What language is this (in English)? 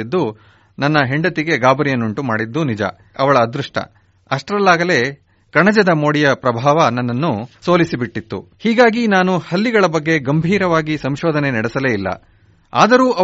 Kannada